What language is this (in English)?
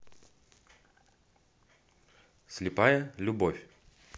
Russian